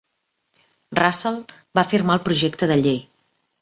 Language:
Catalan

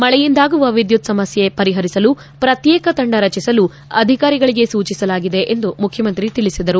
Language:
Kannada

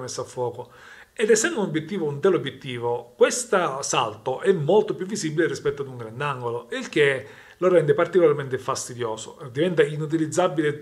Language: Italian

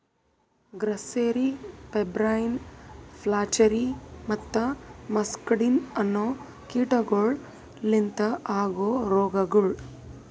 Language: Kannada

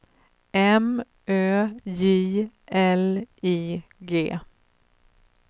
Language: Swedish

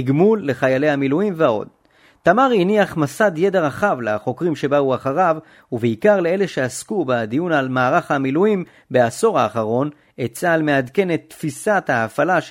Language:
Hebrew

